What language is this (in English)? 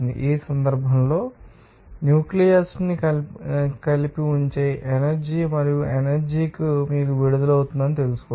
Telugu